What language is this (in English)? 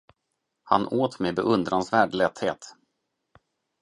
Swedish